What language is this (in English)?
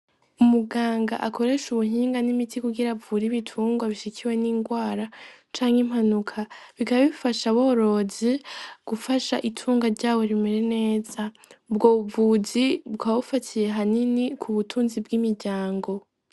Rundi